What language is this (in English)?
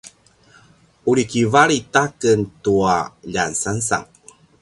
Paiwan